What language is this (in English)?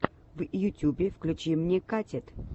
Russian